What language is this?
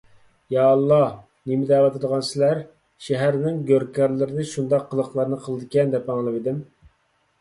Uyghur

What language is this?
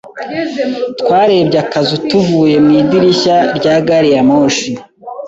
Kinyarwanda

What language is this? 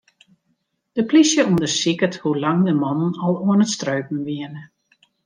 Western Frisian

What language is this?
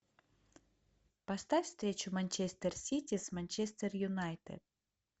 Russian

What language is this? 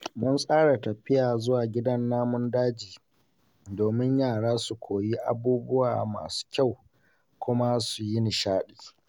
Hausa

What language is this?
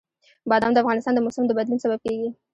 Pashto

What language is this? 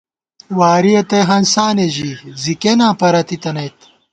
Gawar-Bati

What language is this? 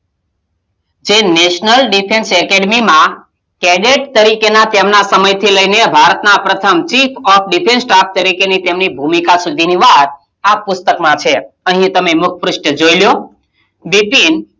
Gujarati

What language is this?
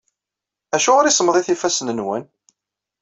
Kabyle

